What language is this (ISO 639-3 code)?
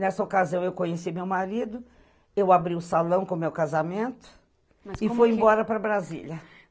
por